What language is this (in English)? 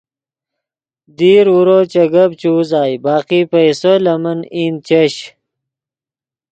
Yidgha